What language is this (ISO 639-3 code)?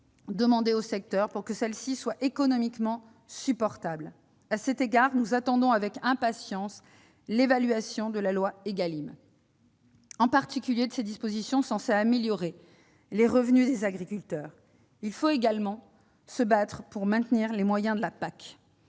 fra